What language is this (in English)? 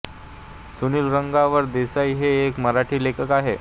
Marathi